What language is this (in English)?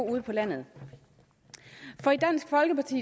Danish